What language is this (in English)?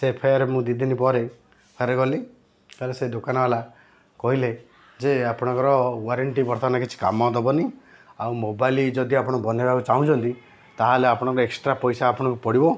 Odia